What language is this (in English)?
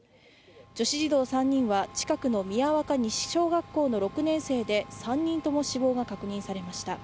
Japanese